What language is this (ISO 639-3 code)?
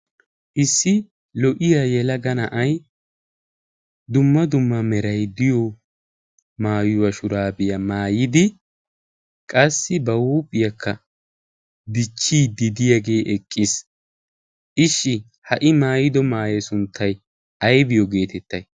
wal